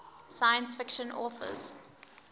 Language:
English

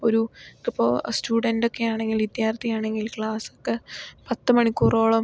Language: Malayalam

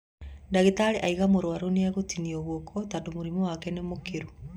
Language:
Kikuyu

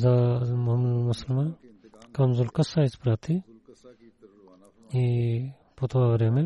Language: Bulgarian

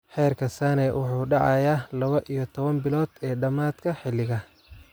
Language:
Somali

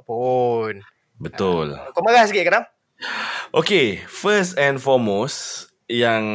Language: Malay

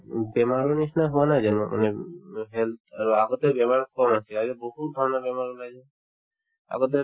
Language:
Assamese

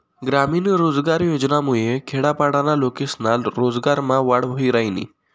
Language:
Marathi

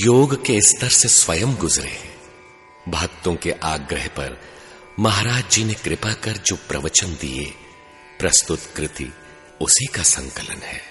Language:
Hindi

